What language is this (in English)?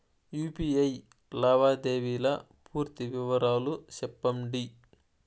Telugu